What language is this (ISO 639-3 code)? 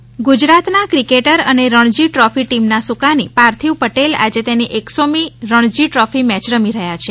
guj